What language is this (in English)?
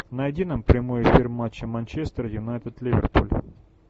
Russian